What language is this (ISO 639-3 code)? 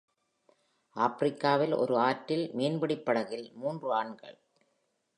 tam